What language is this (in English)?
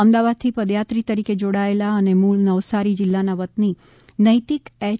Gujarati